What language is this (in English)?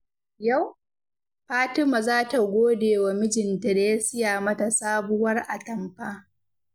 Hausa